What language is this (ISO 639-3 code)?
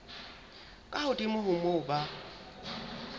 sot